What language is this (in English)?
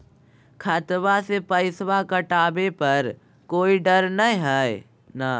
Magahi